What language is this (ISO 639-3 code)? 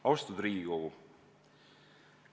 est